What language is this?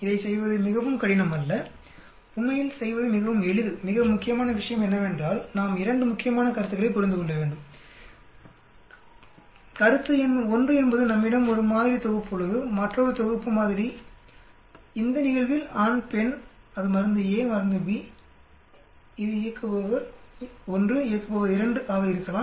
Tamil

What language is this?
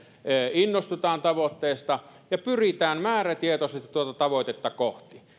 Finnish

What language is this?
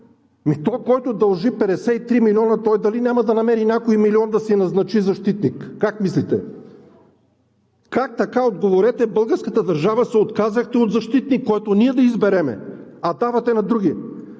Bulgarian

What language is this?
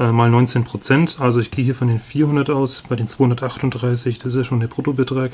German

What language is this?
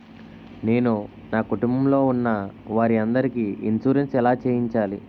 Telugu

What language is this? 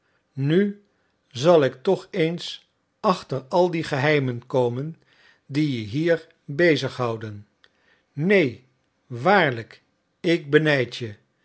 Dutch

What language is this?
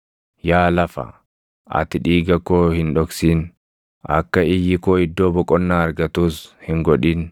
Oromo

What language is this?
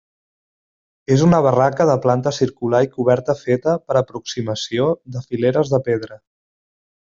Catalan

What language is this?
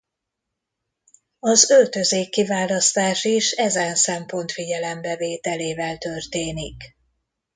Hungarian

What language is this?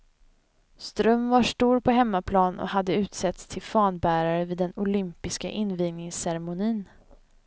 Swedish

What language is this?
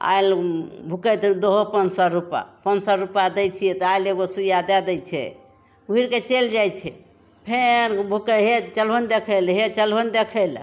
Maithili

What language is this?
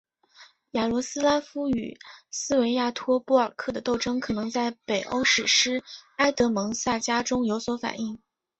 Chinese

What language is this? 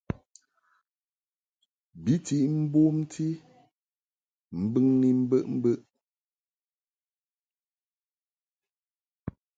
Mungaka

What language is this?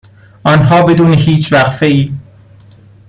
Persian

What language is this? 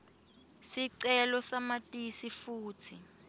Swati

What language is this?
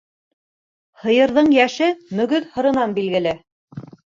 Bashkir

